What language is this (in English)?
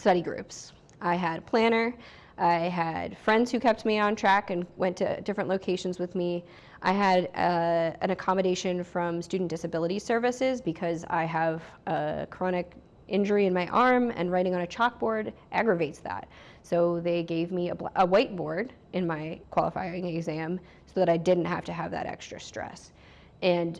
English